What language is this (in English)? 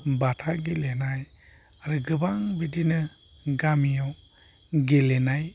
Bodo